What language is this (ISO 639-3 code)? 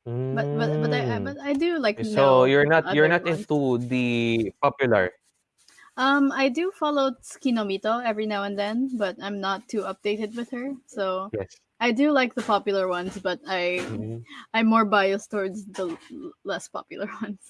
eng